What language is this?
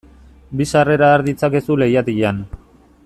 Basque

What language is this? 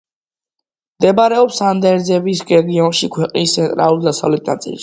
Georgian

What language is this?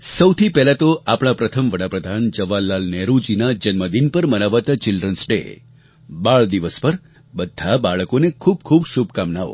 Gujarati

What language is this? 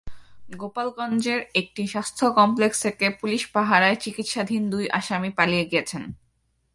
Bangla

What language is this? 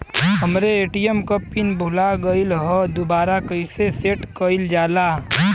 Bhojpuri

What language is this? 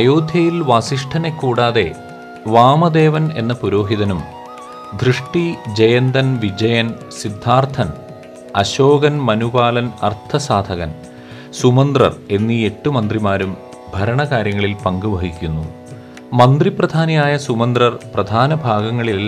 Malayalam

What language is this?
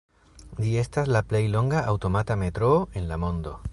Esperanto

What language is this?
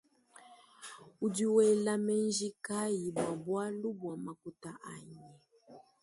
Luba-Lulua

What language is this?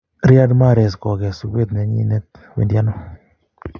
Kalenjin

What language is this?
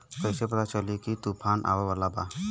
Bhojpuri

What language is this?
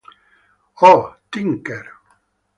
Spanish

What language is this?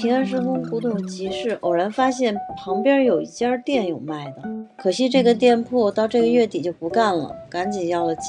Chinese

